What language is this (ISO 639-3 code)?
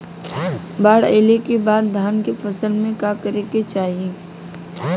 bho